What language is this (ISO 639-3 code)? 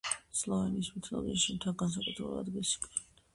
kat